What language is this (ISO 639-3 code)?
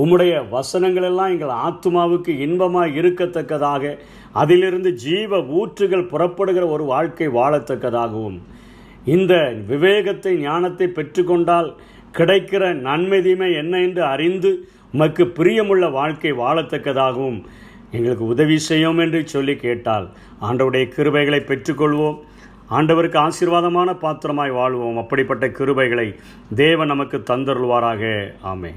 tam